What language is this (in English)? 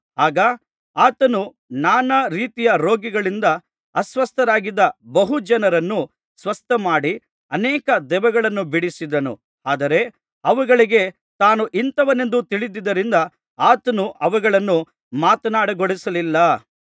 Kannada